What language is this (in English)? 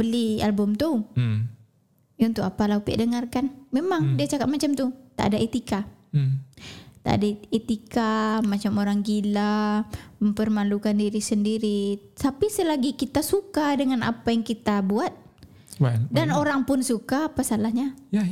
Malay